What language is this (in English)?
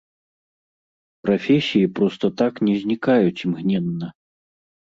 Belarusian